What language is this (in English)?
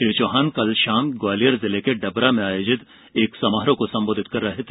Hindi